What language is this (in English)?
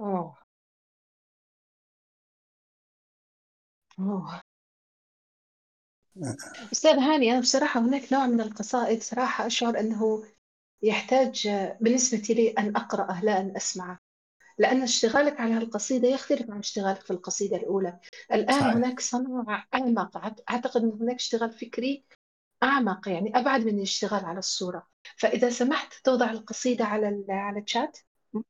Arabic